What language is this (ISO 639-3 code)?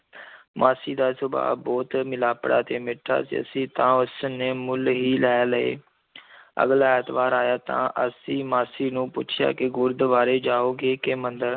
pan